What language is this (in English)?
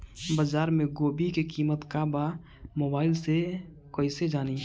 Bhojpuri